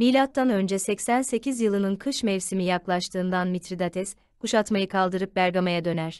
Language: Turkish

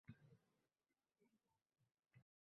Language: Uzbek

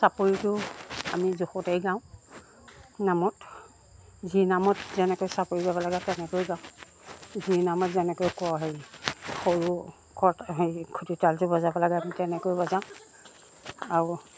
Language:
Assamese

